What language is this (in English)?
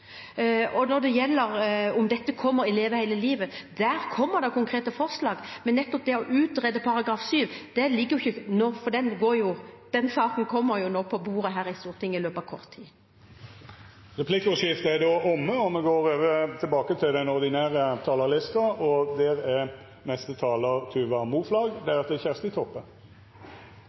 Norwegian